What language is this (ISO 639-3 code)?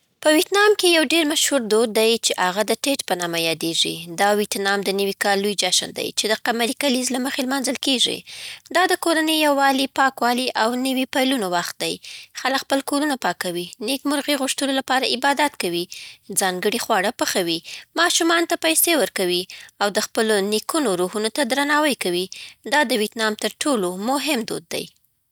pbt